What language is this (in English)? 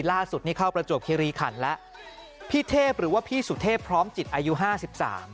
Thai